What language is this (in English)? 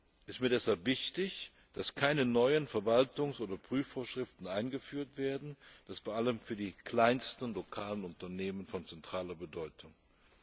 German